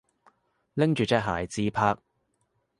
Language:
Cantonese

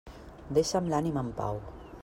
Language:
Catalan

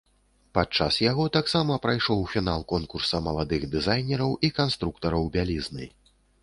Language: Belarusian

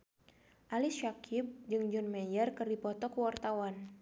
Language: Sundanese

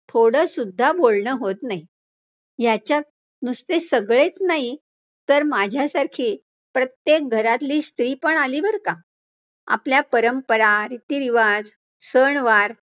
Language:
Marathi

